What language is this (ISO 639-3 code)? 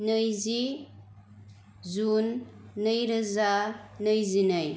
brx